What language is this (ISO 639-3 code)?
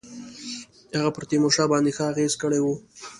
pus